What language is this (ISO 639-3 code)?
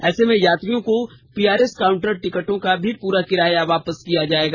hin